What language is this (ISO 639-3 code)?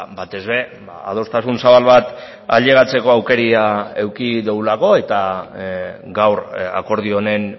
eus